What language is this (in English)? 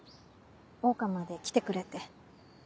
Japanese